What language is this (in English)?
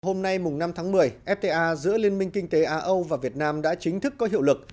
Vietnamese